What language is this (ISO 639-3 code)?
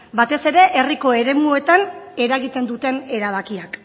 eus